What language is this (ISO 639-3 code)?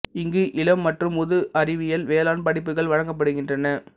tam